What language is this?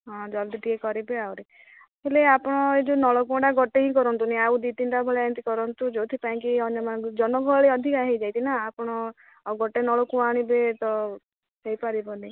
Odia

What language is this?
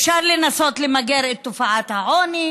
Hebrew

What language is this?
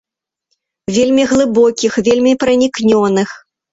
Belarusian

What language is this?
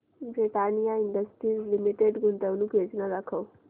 Marathi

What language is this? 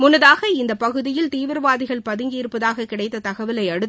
Tamil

